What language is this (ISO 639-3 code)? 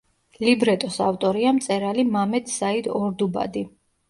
kat